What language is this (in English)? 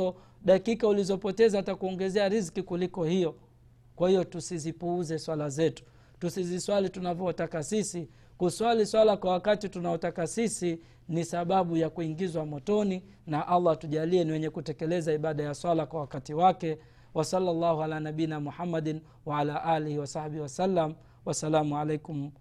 Swahili